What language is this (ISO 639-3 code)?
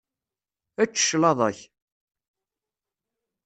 kab